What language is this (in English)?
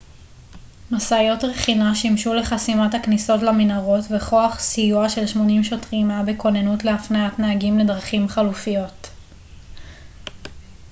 Hebrew